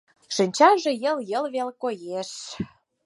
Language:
Mari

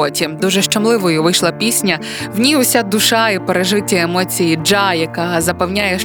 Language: Ukrainian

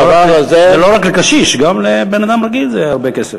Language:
Hebrew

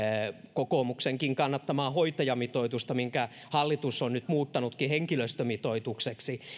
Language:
Finnish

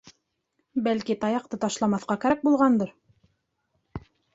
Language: Bashkir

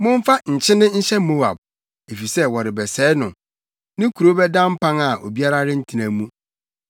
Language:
Akan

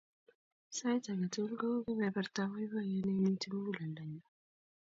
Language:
Kalenjin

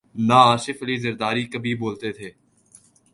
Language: Urdu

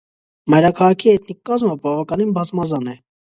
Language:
Armenian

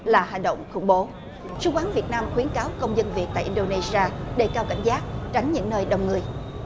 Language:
Vietnamese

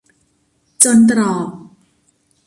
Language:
Thai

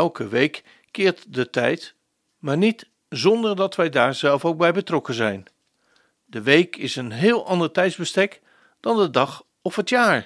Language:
Dutch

